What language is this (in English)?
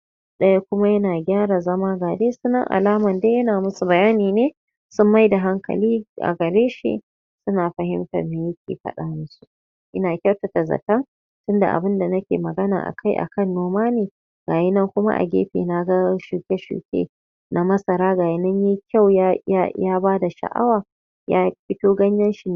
Hausa